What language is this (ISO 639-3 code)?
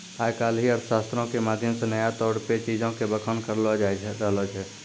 mai